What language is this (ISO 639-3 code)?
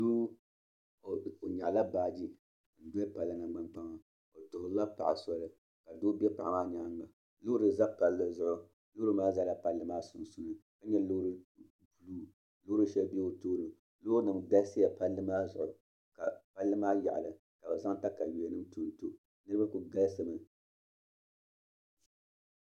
dag